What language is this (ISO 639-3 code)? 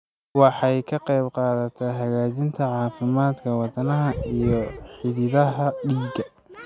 som